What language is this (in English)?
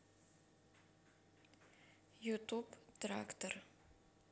Russian